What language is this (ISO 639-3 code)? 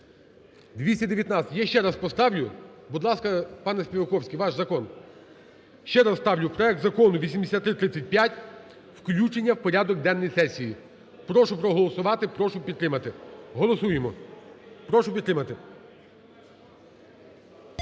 ukr